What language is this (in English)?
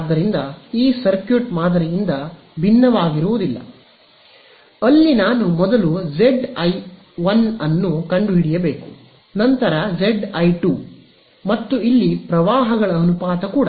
Kannada